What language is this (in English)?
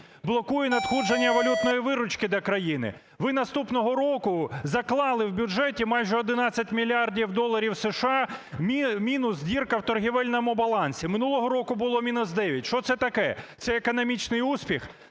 Ukrainian